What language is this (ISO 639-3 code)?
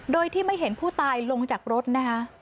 tha